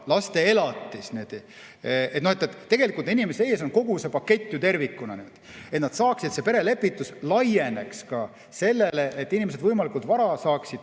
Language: Estonian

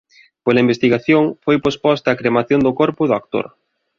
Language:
Galician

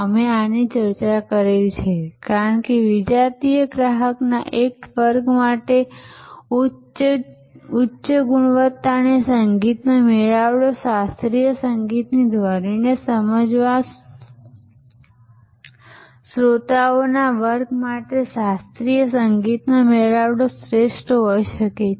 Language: Gujarati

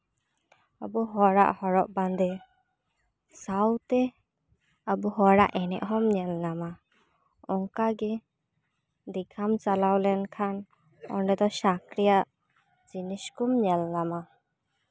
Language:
Santali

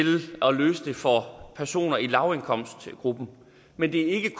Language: Danish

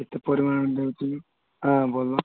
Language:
Odia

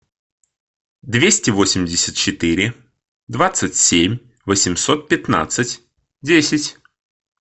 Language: Russian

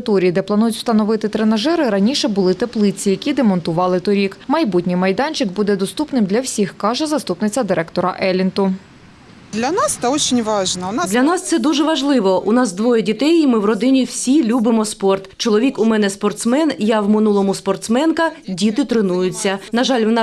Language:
Ukrainian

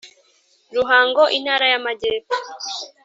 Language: Kinyarwanda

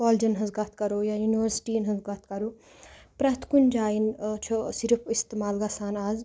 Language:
Kashmiri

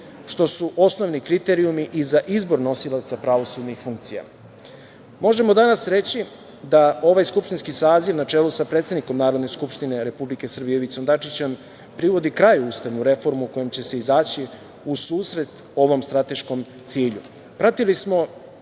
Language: Serbian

